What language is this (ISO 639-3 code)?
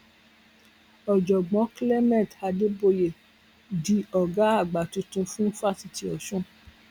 yor